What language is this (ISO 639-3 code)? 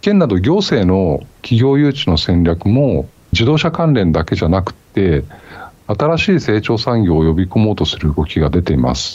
jpn